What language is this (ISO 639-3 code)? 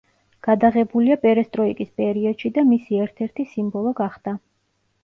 kat